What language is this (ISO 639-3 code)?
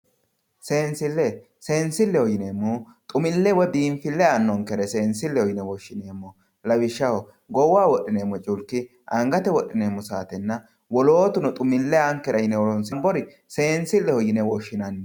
sid